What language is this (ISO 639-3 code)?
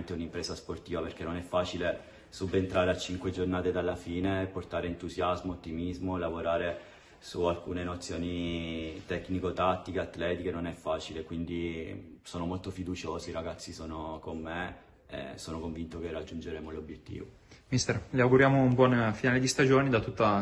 ita